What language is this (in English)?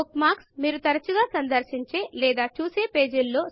Telugu